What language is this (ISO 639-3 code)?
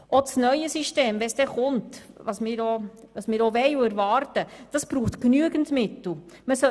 gsw